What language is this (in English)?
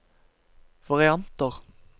Norwegian